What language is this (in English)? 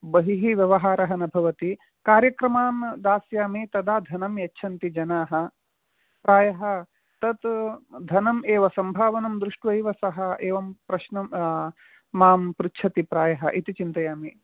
Sanskrit